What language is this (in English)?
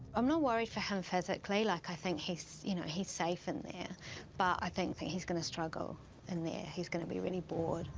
English